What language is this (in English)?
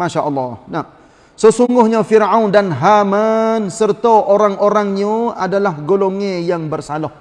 Malay